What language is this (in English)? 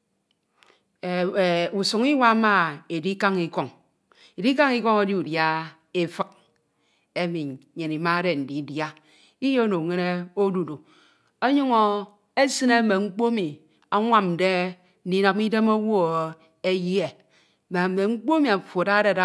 Ito